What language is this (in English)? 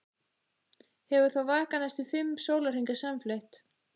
Icelandic